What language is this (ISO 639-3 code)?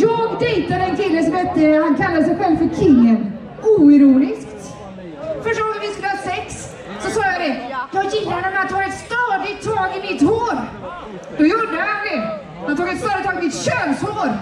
swe